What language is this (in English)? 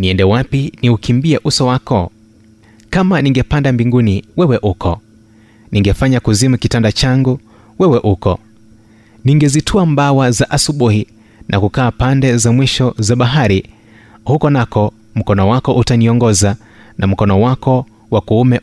Swahili